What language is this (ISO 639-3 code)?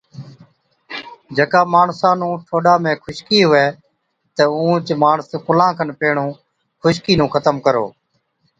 odk